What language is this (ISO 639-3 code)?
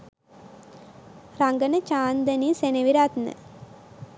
sin